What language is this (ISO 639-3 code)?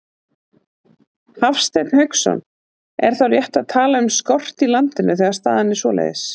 isl